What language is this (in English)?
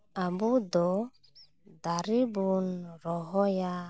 Santali